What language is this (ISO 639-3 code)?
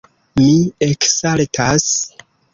epo